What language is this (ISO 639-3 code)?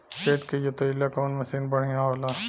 bho